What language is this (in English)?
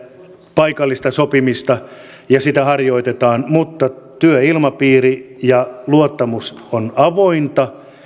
Finnish